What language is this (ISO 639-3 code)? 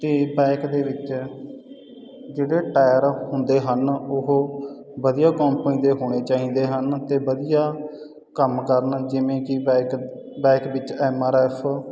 pan